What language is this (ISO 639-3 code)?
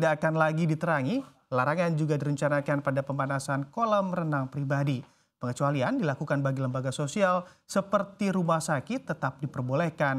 ind